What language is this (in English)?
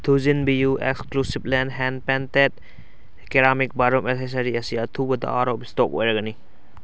Manipuri